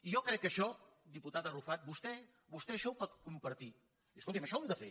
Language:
Catalan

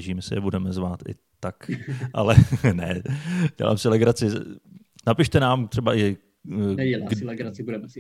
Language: Czech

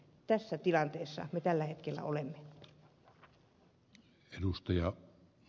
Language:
Finnish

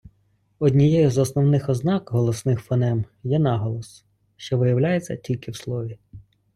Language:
Ukrainian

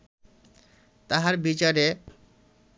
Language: Bangla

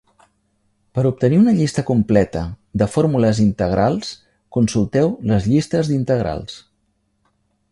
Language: Catalan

